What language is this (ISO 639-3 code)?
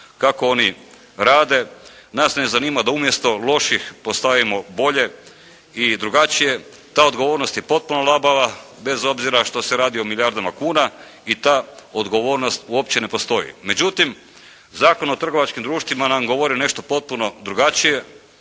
hrv